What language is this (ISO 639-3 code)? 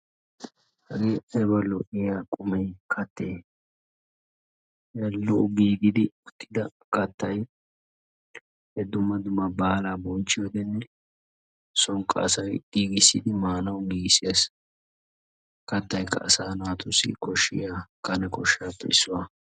wal